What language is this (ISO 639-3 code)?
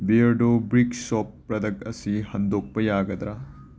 mni